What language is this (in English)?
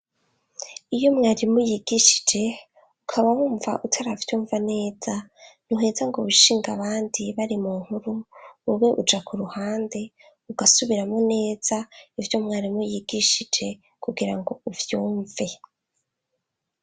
Rundi